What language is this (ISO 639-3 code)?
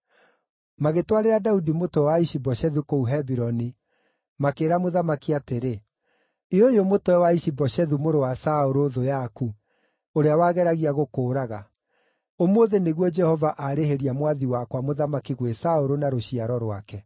kik